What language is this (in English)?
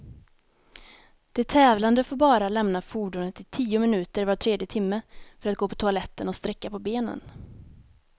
Swedish